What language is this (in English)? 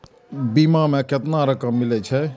Maithili